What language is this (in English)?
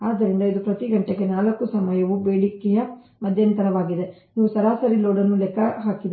Kannada